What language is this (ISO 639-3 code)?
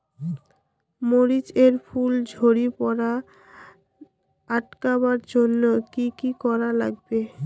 ben